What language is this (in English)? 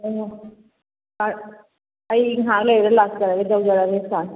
Manipuri